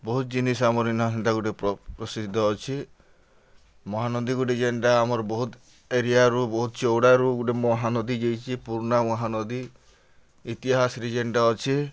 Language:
Odia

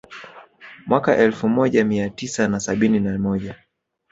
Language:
Swahili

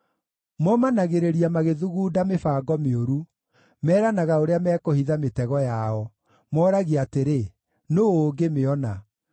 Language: Kikuyu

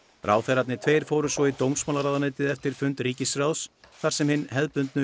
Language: Icelandic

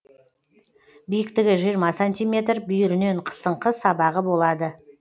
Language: Kazakh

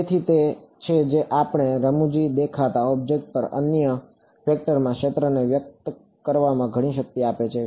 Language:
Gujarati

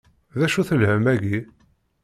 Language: Kabyle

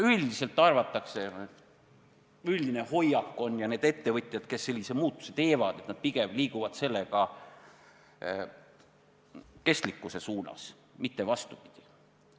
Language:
Estonian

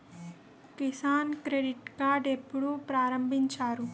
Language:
Telugu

